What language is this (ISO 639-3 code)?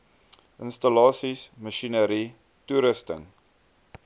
afr